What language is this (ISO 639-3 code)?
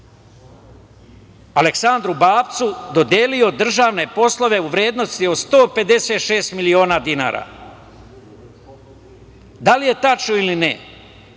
srp